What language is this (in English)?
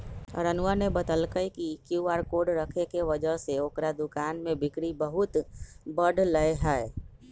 Magahi